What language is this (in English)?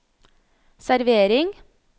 Norwegian